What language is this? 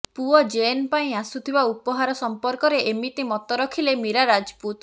Odia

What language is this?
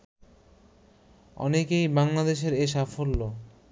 Bangla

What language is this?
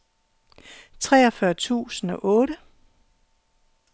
Danish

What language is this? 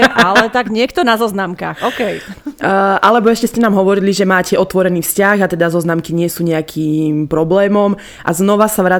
Slovak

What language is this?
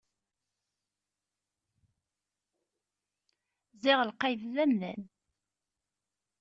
Kabyle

